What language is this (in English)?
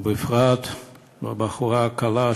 Hebrew